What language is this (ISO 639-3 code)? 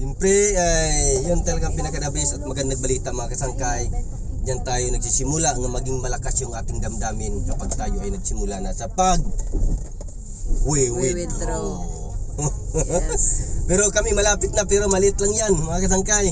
fil